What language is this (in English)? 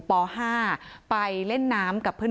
Thai